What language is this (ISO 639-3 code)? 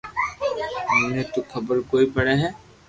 lrk